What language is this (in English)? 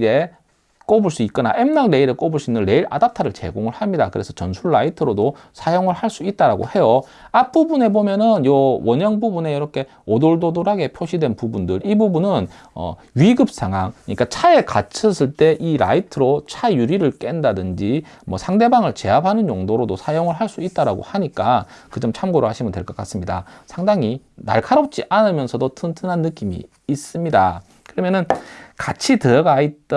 Korean